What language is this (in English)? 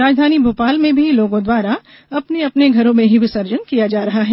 Hindi